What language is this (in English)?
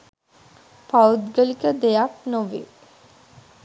Sinhala